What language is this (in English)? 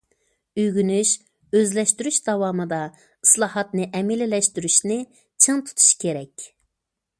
Uyghur